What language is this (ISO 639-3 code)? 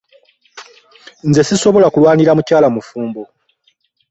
lug